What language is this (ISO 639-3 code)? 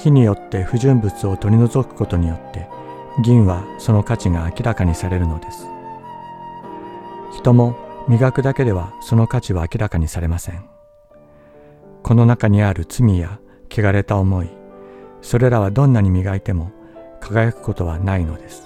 jpn